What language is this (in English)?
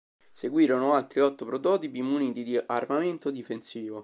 Italian